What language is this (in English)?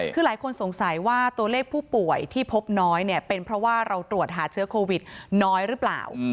Thai